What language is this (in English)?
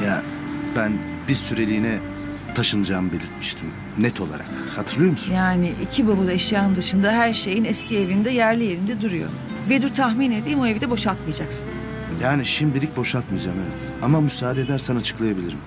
Turkish